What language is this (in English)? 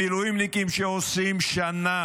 Hebrew